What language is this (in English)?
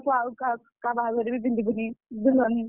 Odia